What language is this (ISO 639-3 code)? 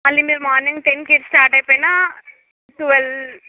tel